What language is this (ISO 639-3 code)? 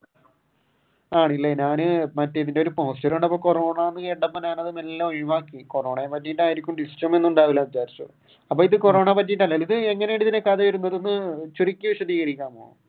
mal